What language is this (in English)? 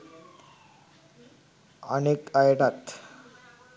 Sinhala